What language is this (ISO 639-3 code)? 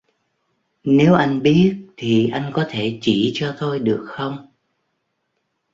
vie